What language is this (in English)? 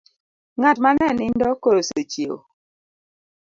Luo (Kenya and Tanzania)